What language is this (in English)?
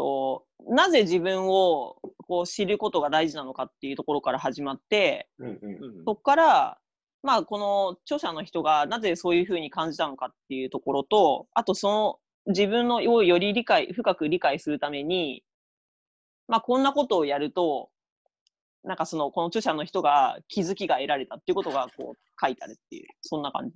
Japanese